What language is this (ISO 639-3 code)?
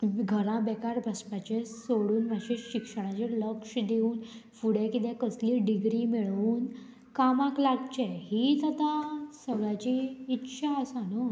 kok